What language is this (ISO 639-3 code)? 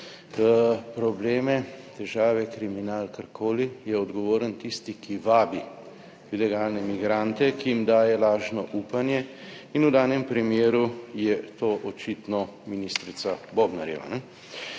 slv